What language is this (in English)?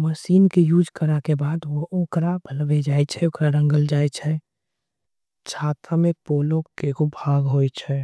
Angika